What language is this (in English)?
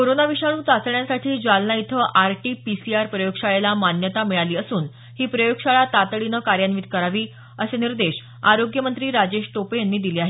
Marathi